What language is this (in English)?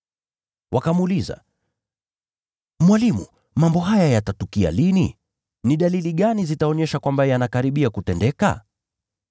Swahili